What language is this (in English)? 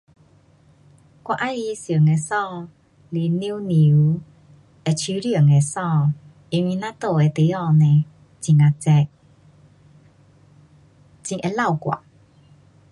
Pu-Xian Chinese